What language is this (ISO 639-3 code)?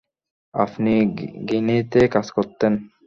ben